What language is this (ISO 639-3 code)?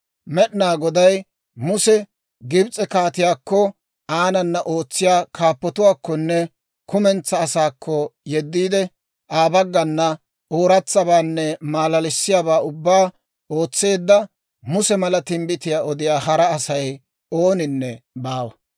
dwr